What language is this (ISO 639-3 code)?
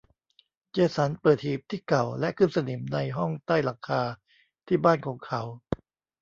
tha